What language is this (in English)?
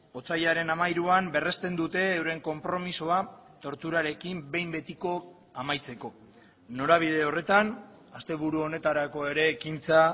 Basque